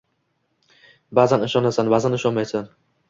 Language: Uzbek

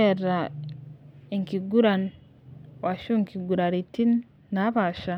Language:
Masai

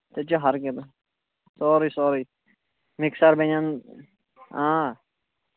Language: Kashmiri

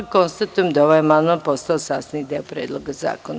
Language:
Serbian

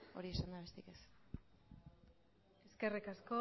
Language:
Basque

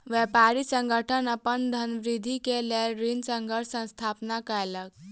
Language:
Maithili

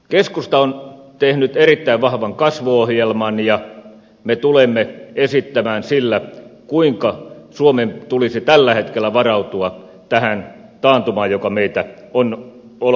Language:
Finnish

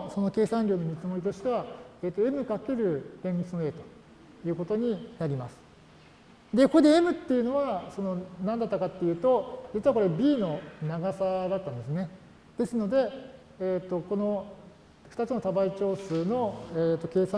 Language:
Japanese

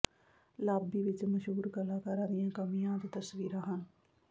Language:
Punjabi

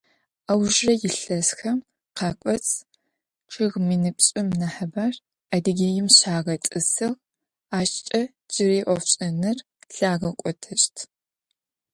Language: Adyghe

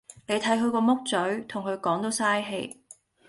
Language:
Cantonese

